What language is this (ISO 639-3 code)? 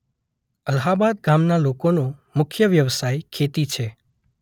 guj